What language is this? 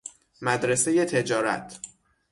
Persian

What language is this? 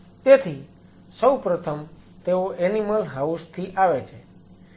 Gujarati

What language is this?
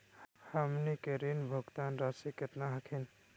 Magahi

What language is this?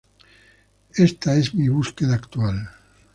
Spanish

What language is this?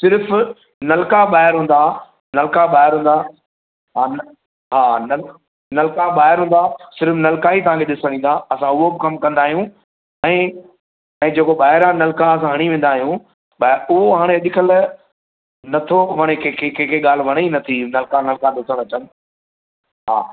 Sindhi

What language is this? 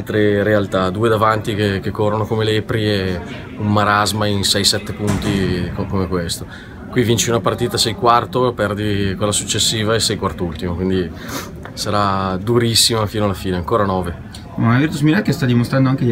Italian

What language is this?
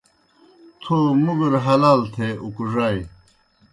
Kohistani Shina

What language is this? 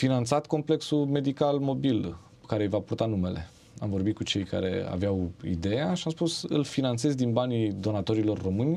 Romanian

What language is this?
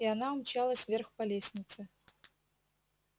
Russian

